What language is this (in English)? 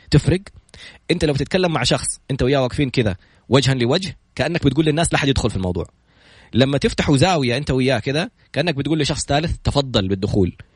Arabic